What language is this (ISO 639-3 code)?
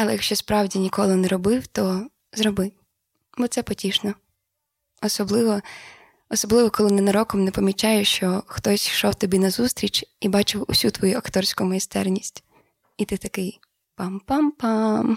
ukr